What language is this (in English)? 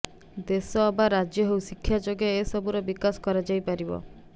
Odia